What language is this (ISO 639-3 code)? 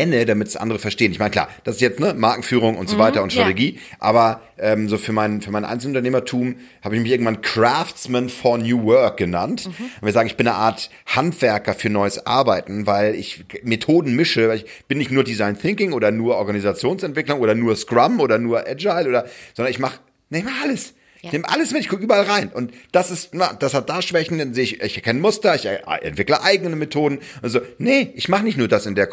deu